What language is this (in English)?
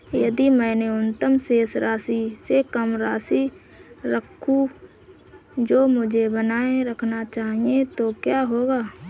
Hindi